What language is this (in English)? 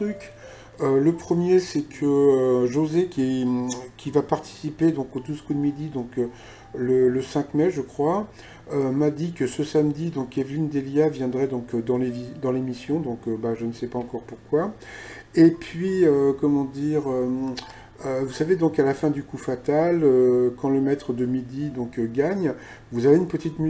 French